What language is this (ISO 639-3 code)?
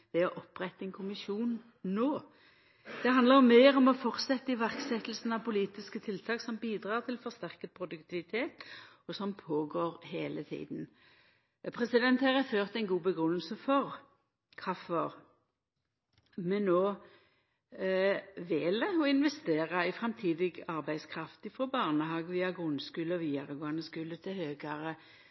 nno